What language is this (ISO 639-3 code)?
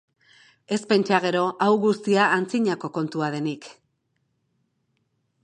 eus